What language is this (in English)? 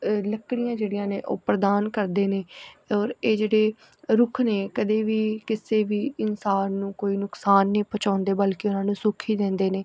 Punjabi